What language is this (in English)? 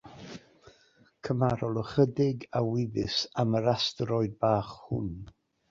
Welsh